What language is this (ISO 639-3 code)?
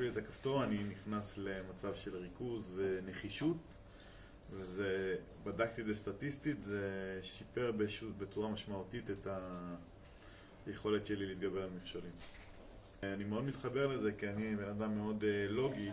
heb